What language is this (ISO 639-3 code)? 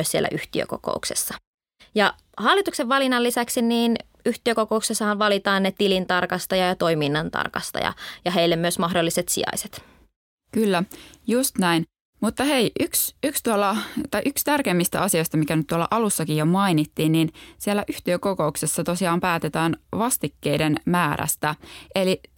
fin